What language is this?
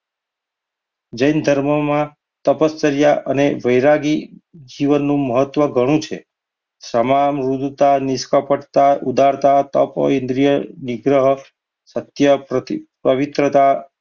Gujarati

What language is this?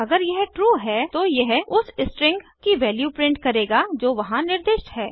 Hindi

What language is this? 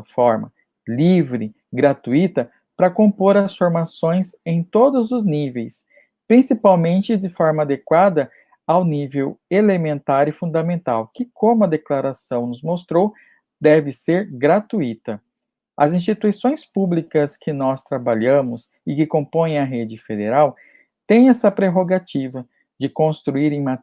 Portuguese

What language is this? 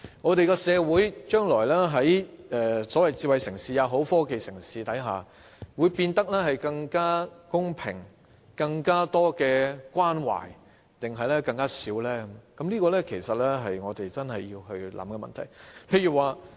Cantonese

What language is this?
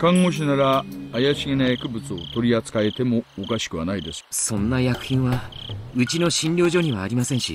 Japanese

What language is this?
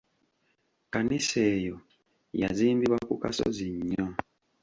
Ganda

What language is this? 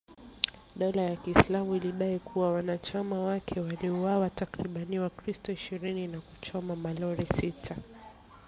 Swahili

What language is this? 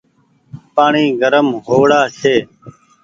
Goaria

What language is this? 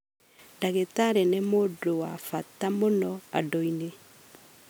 Kikuyu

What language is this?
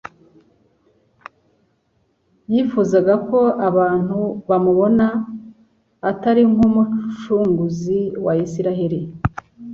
Kinyarwanda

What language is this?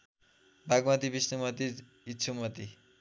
Nepali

